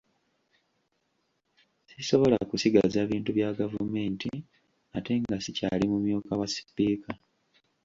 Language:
Ganda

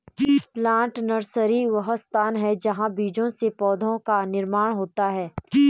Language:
Hindi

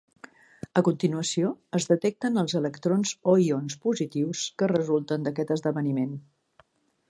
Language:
Catalan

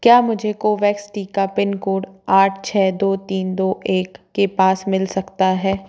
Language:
Hindi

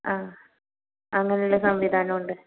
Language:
Malayalam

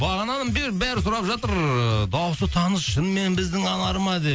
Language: Kazakh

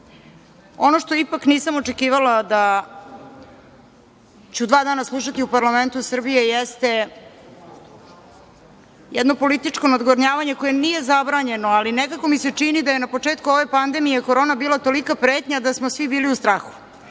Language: Serbian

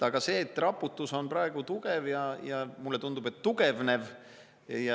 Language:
Estonian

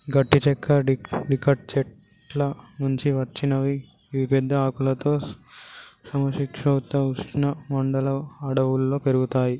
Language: Telugu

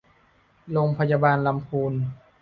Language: Thai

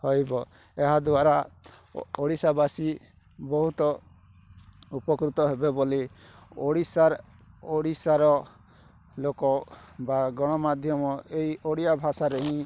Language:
Odia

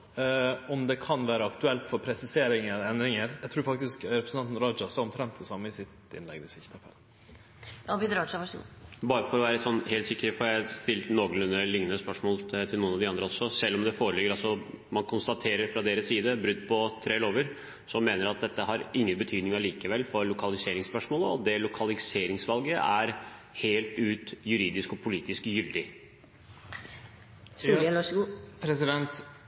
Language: Norwegian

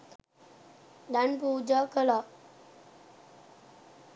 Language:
Sinhala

